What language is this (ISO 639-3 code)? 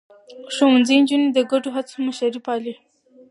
pus